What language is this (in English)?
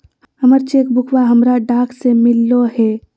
Magahi